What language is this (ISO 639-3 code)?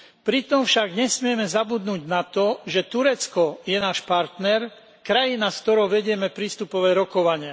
slk